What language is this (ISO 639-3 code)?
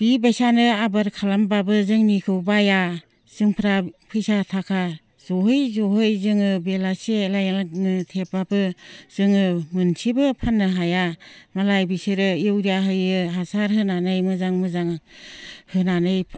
brx